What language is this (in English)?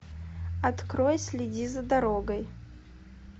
Russian